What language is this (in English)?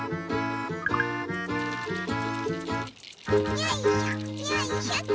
Japanese